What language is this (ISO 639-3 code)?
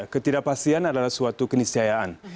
ind